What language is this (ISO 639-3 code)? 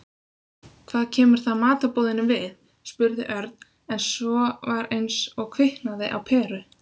isl